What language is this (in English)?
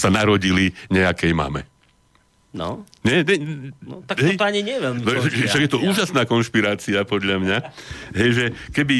Slovak